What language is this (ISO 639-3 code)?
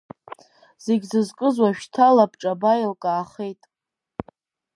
abk